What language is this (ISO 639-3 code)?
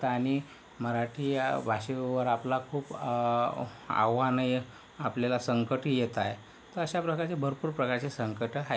mar